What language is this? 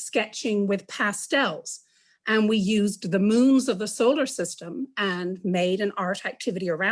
English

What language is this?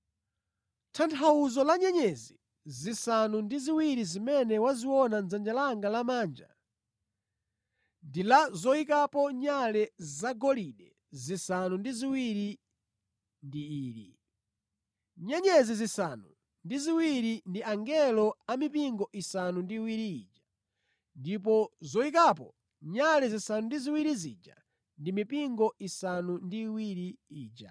Nyanja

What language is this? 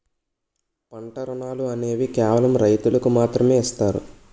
Telugu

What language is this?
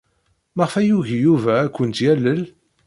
Kabyle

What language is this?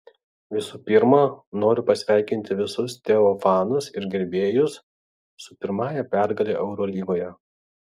Lithuanian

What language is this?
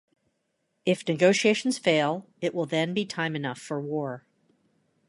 English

